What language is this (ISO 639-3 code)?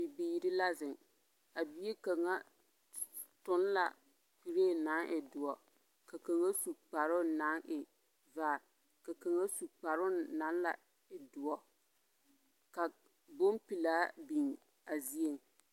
dga